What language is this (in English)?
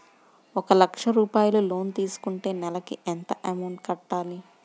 Telugu